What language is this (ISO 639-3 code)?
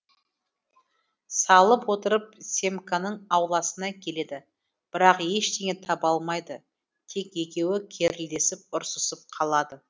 kaz